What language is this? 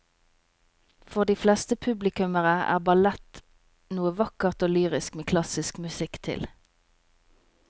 Norwegian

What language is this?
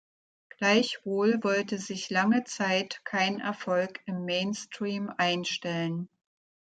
German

